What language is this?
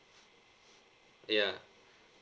English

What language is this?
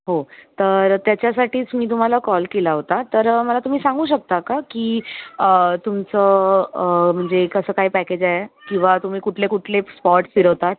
Marathi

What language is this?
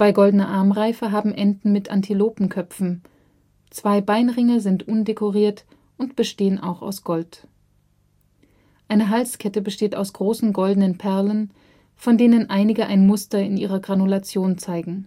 German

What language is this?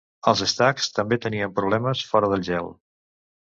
Catalan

